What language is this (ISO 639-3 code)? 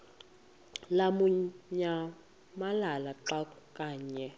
xho